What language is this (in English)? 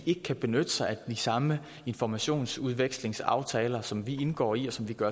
Danish